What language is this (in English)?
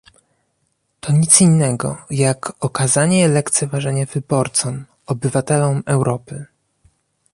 Polish